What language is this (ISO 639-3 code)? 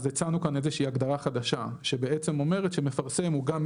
heb